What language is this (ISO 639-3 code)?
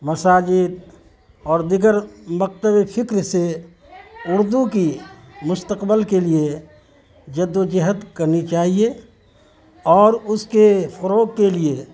urd